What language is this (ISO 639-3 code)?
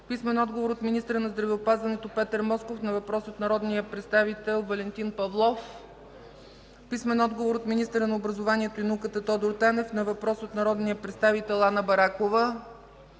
bul